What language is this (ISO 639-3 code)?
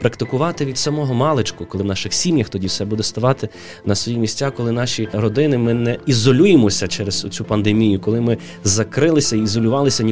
ukr